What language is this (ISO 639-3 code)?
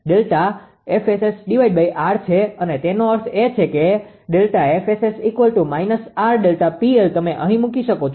guj